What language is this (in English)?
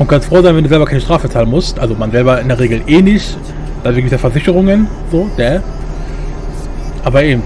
German